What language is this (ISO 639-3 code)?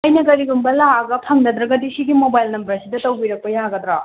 mni